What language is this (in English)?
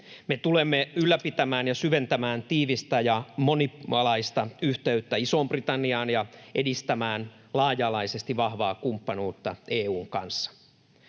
Finnish